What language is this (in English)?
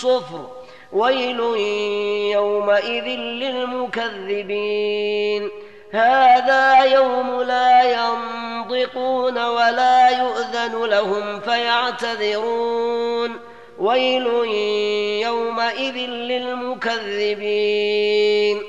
Arabic